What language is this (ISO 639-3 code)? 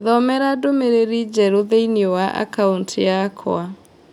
kik